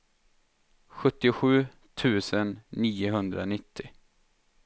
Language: Swedish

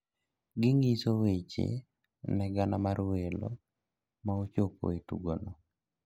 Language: Luo (Kenya and Tanzania)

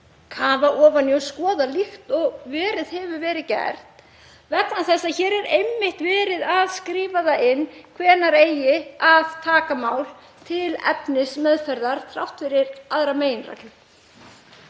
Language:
Icelandic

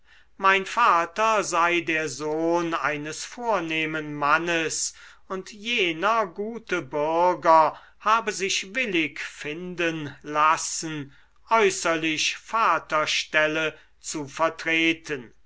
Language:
German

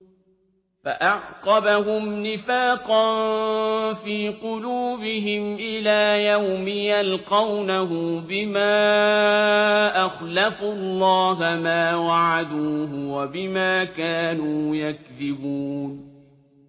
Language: Arabic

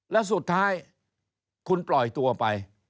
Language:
Thai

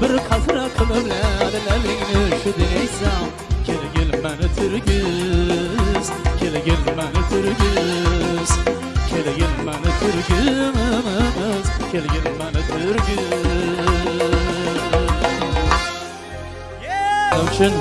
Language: Uzbek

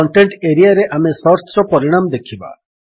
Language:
Odia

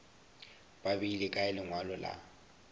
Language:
Northern Sotho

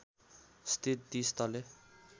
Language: Nepali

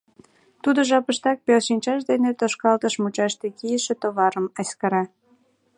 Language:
Mari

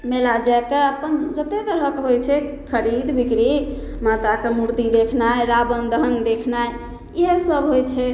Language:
Maithili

